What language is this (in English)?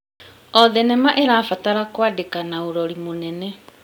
Kikuyu